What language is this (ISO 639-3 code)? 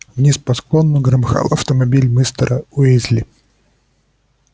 rus